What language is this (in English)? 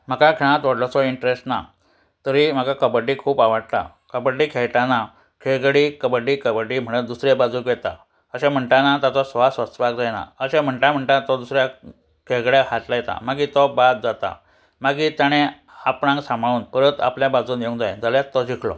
Konkani